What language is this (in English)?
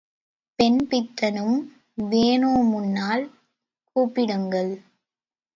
Tamil